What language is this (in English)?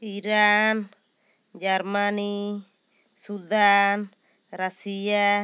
Santali